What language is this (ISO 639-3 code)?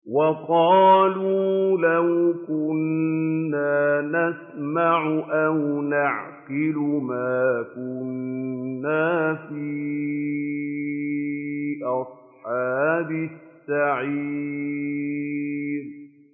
ara